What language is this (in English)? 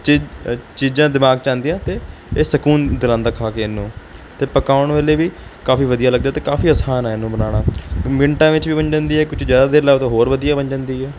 Punjabi